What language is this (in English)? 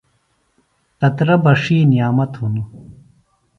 Phalura